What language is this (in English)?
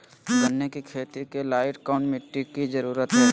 Magahi